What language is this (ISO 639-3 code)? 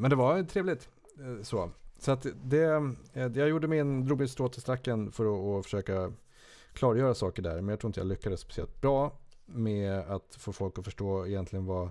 swe